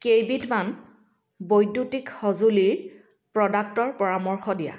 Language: Assamese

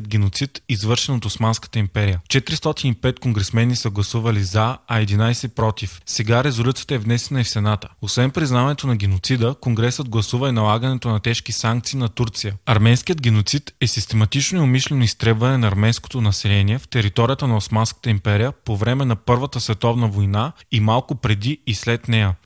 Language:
Bulgarian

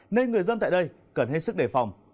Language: Vietnamese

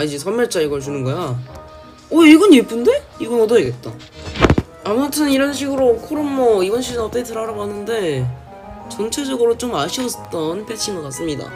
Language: Korean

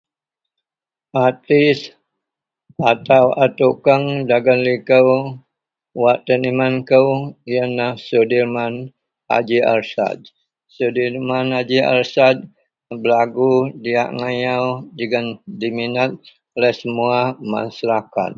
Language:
Central Melanau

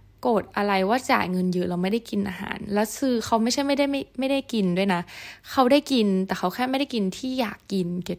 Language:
Thai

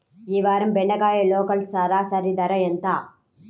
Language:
Telugu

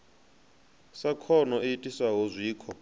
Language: Venda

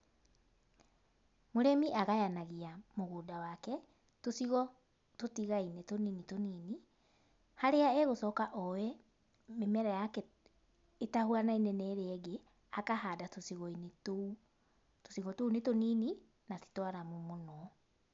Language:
Kikuyu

